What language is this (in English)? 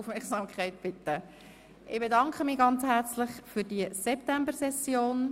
Swiss German